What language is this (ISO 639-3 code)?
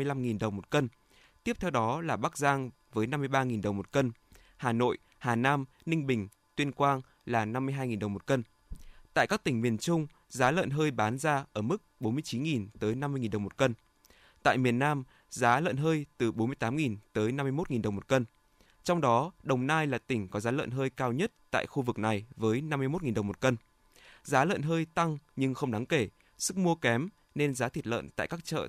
vie